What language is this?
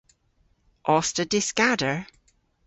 Cornish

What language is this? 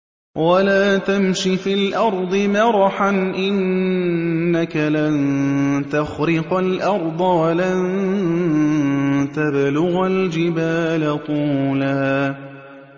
Arabic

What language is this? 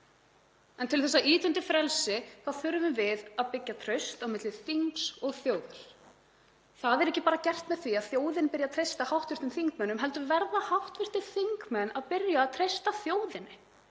Icelandic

